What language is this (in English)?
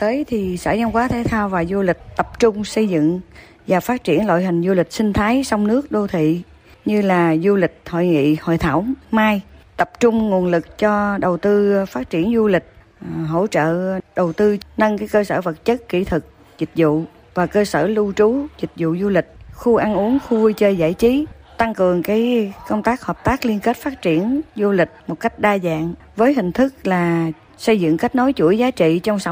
Vietnamese